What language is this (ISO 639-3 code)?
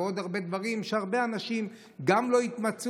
heb